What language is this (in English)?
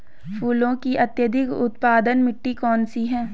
Hindi